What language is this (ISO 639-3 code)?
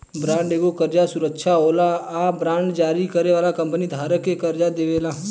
bho